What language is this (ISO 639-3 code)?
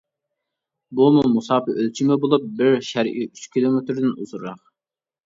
uig